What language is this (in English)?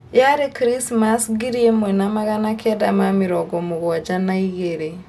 Kikuyu